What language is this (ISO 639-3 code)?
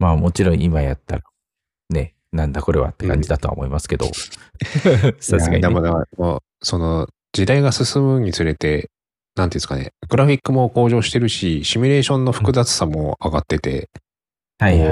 jpn